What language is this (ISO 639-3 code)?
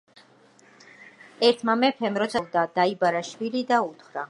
kat